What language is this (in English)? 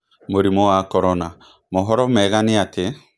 Kikuyu